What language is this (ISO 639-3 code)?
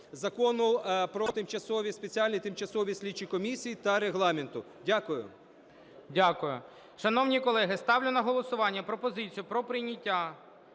ukr